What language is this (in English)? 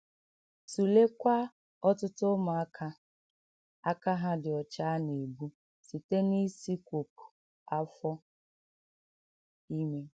Igbo